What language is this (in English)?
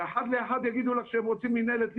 Hebrew